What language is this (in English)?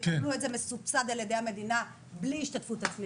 Hebrew